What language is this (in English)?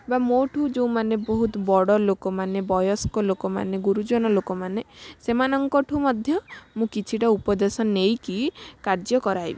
Odia